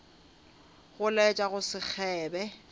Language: Northern Sotho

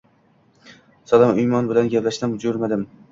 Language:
Uzbek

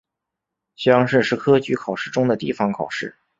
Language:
Chinese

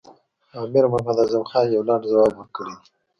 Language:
Pashto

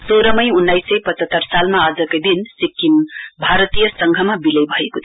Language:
Nepali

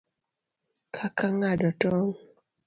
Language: Luo (Kenya and Tanzania)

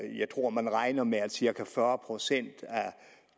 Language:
Danish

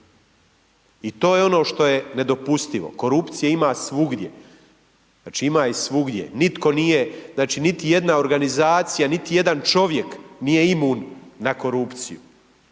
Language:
Croatian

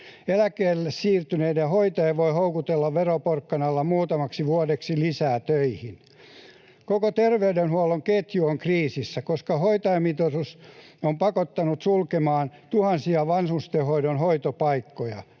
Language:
Finnish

